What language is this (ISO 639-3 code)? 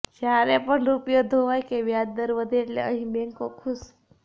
guj